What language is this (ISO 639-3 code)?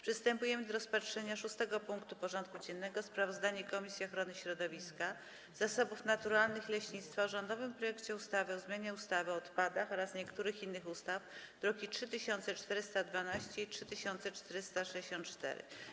pol